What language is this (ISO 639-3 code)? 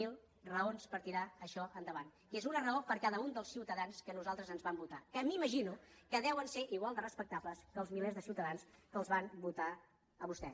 cat